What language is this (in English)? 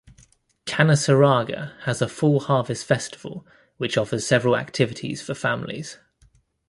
English